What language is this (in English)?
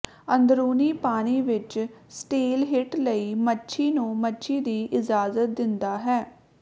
Punjabi